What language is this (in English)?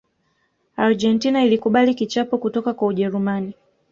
Swahili